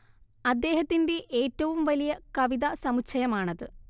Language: Malayalam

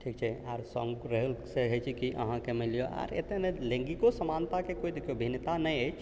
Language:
Maithili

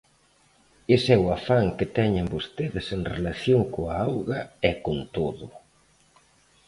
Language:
Galician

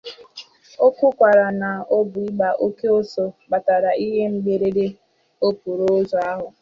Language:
Igbo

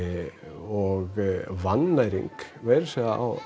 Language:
Icelandic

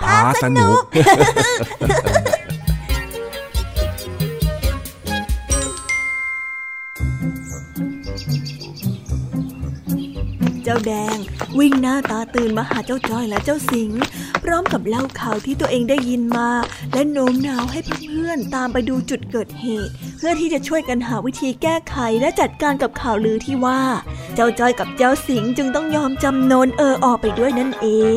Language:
Thai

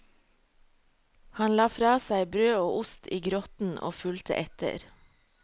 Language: Norwegian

